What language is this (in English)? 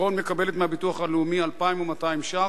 Hebrew